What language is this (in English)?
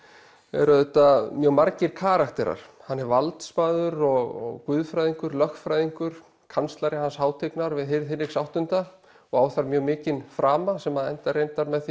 Icelandic